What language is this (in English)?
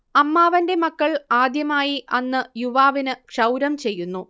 Malayalam